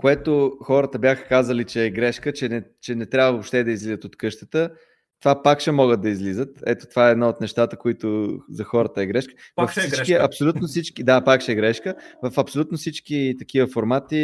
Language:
Bulgarian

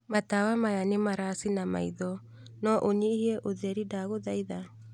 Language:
Kikuyu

